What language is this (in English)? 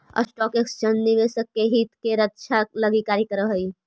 Magahi